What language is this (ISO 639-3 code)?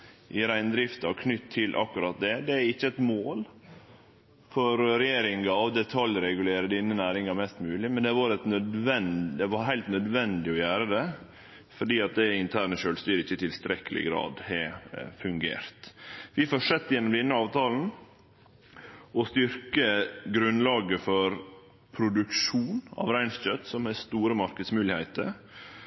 nno